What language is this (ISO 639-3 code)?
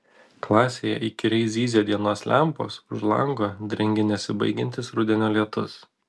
lit